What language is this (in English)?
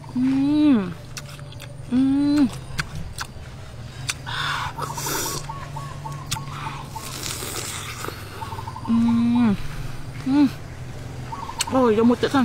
Thai